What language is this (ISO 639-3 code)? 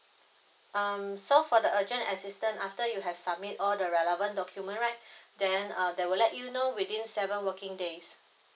eng